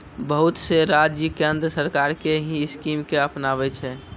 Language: Maithili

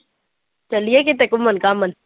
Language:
Punjabi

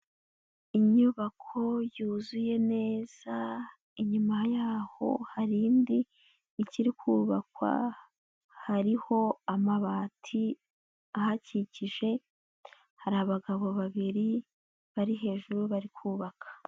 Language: Kinyarwanda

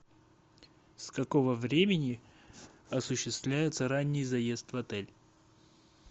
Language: Russian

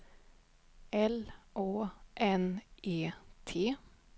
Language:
Swedish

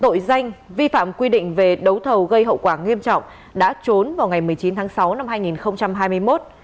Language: Vietnamese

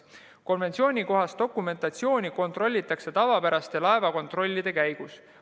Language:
Estonian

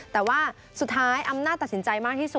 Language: Thai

